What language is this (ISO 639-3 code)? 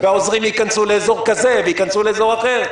heb